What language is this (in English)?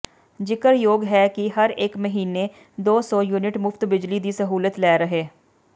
Punjabi